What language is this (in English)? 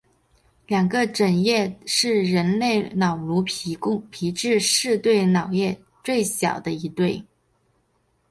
Chinese